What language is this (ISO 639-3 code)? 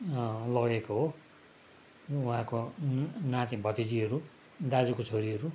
nep